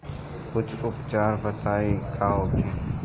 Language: Bhojpuri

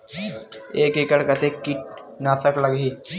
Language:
Chhattisgarhi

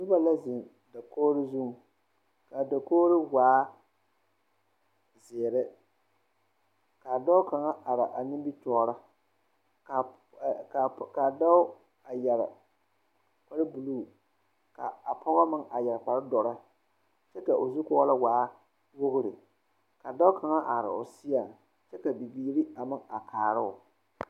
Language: Southern Dagaare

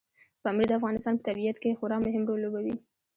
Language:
Pashto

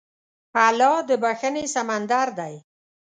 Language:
Pashto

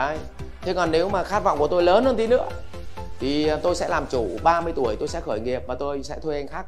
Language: Vietnamese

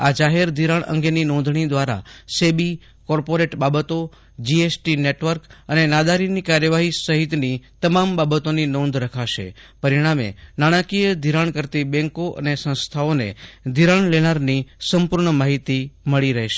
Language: Gujarati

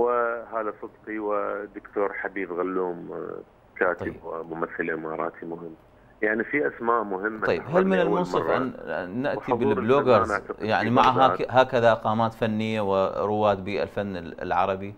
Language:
Arabic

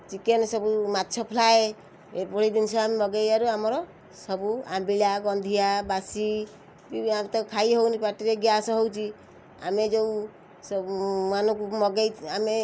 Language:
Odia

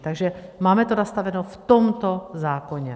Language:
Czech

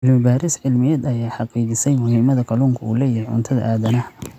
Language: Somali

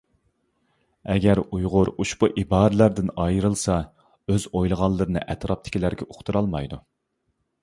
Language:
Uyghur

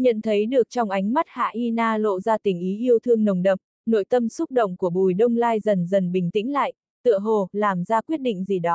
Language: Vietnamese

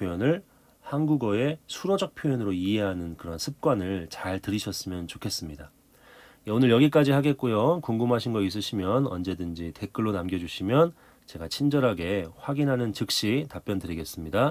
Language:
Korean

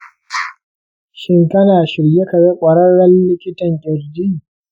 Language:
Hausa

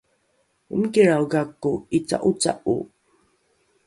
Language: Rukai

